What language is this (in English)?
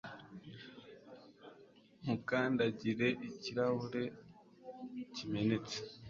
Kinyarwanda